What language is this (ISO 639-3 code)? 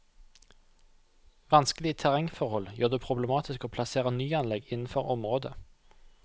nor